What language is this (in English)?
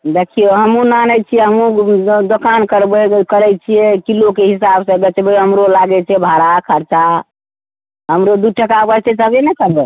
Maithili